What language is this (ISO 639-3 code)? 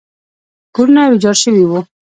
pus